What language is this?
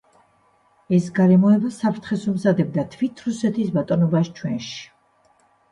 Georgian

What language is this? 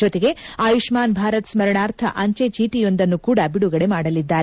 Kannada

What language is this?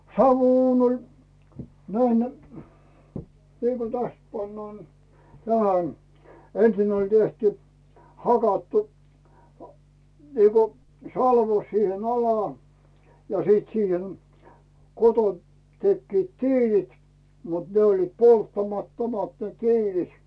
Finnish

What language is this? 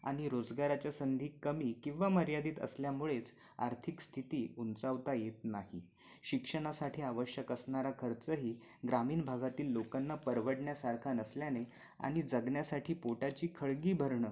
Marathi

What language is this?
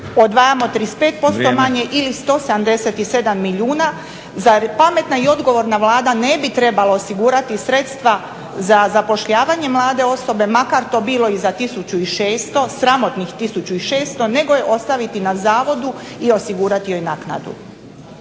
Croatian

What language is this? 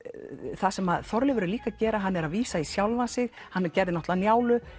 Icelandic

